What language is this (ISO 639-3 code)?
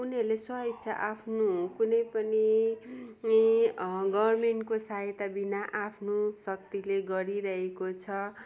nep